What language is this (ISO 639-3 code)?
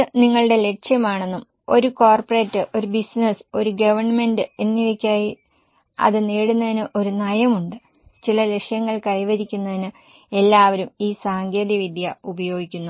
mal